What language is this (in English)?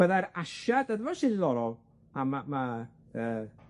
Welsh